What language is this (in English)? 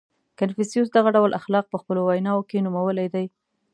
Pashto